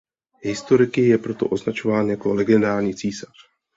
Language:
Czech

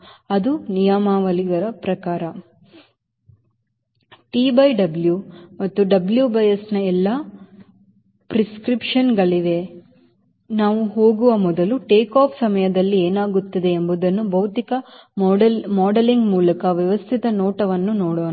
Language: Kannada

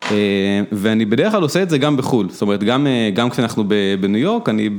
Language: Hebrew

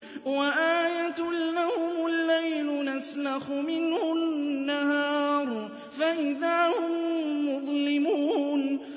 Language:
Arabic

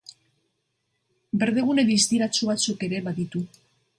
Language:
Basque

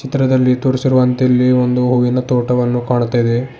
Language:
Kannada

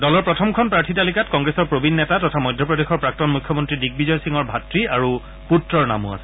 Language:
Assamese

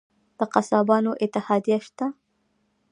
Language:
Pashto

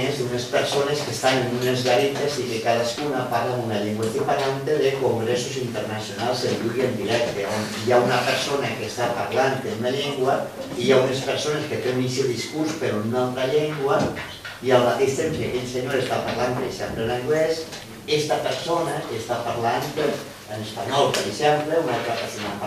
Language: Greek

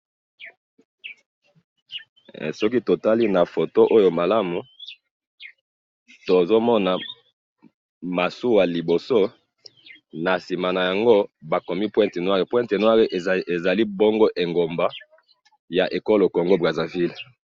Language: Lingala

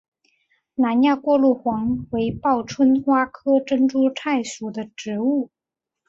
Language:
Chinese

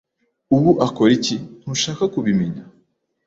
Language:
Kinyarwanda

